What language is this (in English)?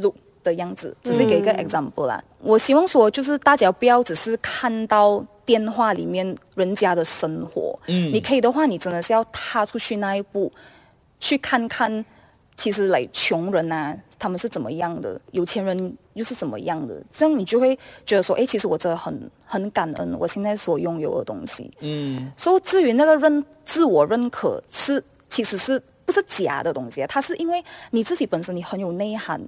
Chinese